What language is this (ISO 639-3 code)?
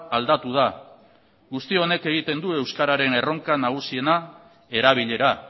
eus